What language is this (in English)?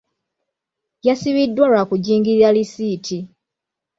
Ganda